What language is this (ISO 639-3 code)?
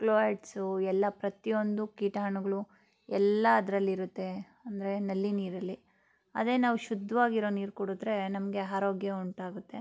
kan